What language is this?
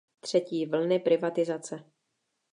Czech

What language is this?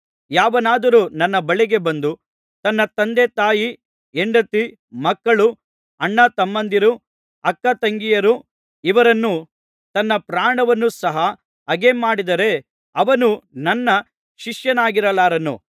Kannada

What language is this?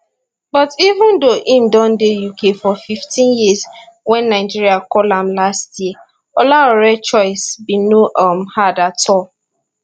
Nigerian Pidgin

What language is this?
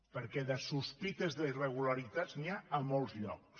Catalan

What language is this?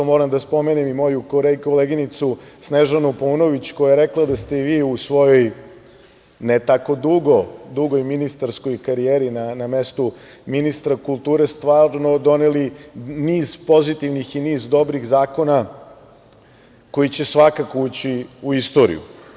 Serbian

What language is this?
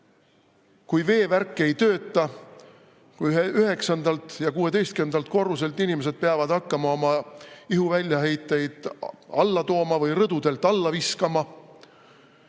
Estonian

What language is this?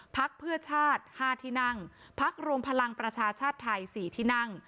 Thai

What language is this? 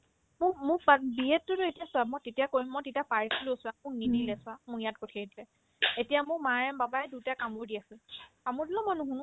Assamese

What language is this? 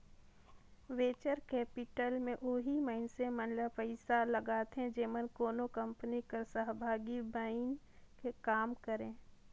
Chhattisgarhi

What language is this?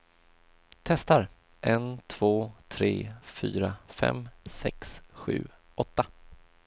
Swedish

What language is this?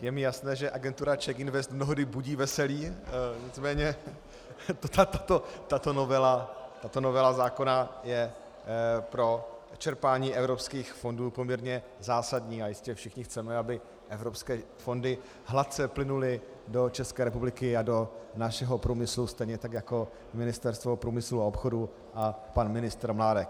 Czech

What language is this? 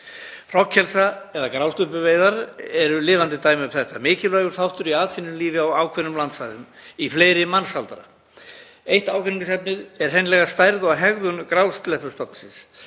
Icelandic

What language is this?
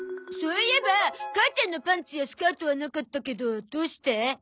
Japanese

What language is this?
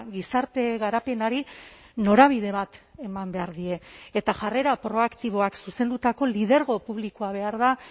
Basque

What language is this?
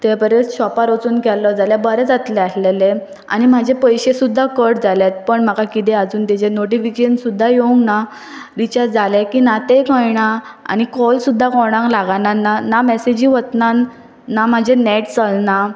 Konkani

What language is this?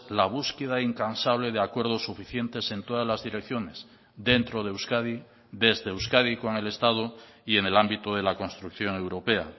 Spanish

